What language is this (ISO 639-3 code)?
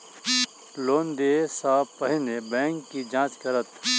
mai